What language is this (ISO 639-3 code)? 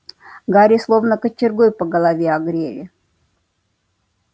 rus